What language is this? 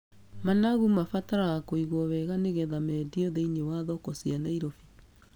Kikuyu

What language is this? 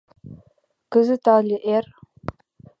Mari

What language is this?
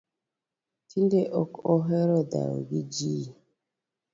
Luo (Kenya and Tanzania)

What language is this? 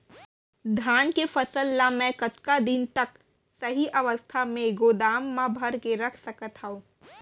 Chhattisgarhi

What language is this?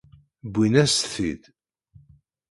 Kabyle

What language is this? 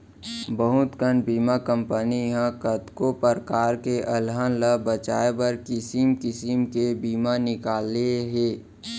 Chhattisgarhi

